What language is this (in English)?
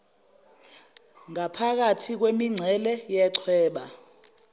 Zulu